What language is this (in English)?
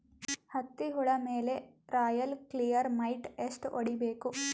Kannada